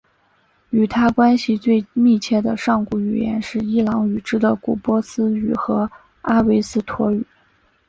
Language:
Chinese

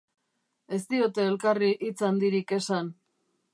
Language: Basque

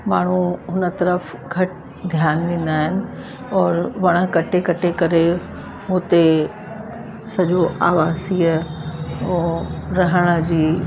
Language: Sindhi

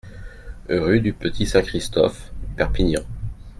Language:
French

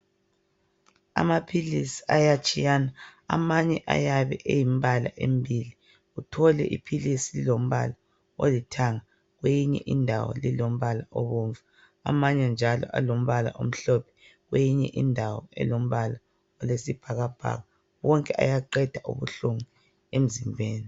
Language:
North Ndebele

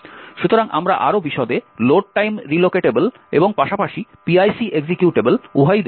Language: Bangla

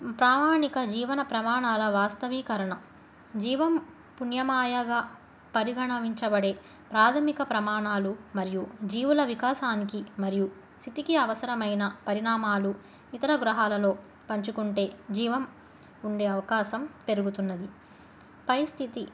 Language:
Telugu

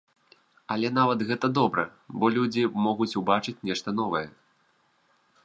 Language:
Belarusian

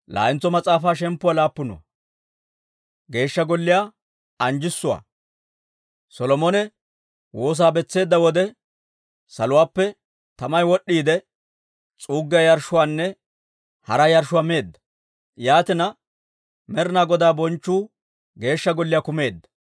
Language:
Dawro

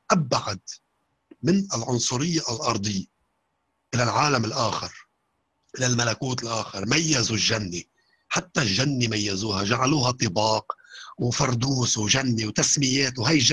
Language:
Arabic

